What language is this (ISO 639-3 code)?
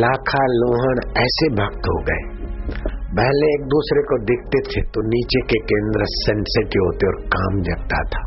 hin